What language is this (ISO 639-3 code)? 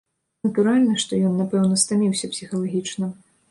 bel